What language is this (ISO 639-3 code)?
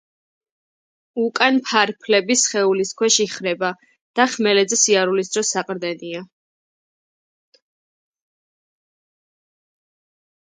kat